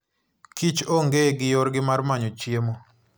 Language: Luo (Kenya and Tanzania)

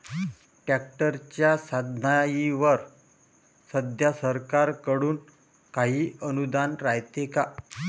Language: Marathi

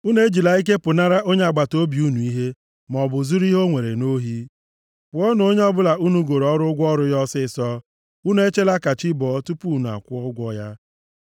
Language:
Igbo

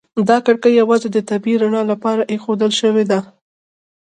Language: Pashto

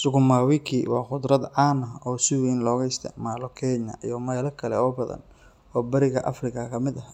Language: Somali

